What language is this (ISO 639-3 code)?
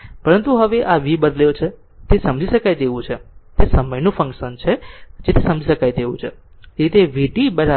guj